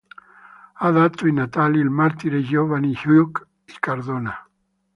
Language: Italian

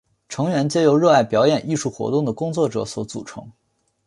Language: Chinese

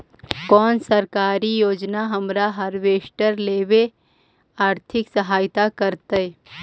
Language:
Magahi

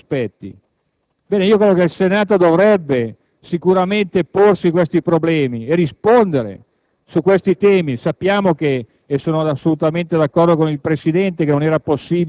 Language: Italian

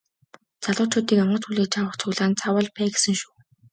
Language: Mongolian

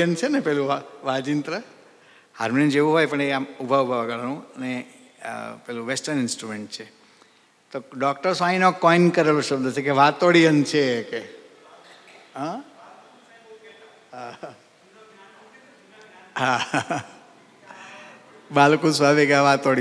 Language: Gujarati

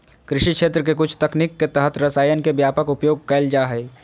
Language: Magahi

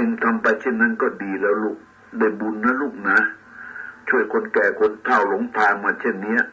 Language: Thai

